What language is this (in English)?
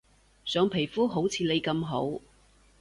Cantonese